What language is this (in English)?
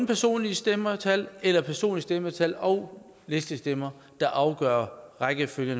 Danish